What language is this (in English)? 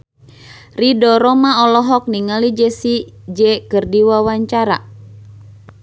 Sundanese